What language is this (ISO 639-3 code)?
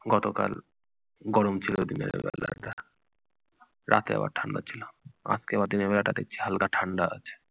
ben